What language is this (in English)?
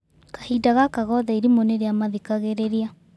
Kikuyu